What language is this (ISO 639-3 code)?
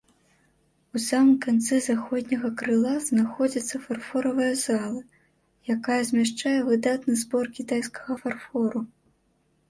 bel